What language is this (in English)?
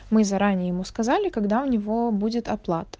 Russian